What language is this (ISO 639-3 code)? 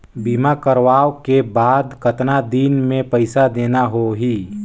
hne